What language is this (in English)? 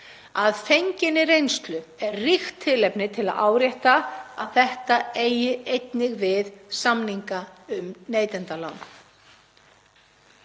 Icelandic